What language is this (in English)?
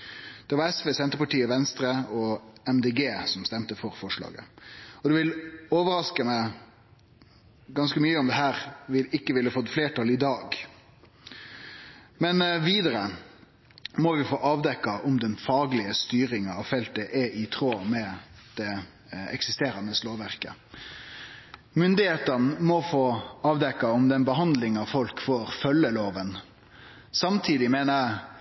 Norwegian Nynorsk